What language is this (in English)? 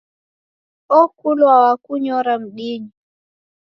Taita